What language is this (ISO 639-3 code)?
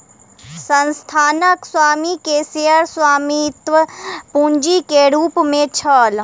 mai